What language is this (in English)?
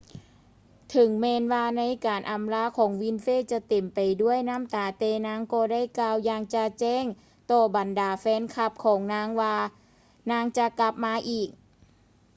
Lao